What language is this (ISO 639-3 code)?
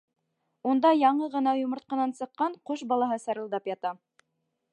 bak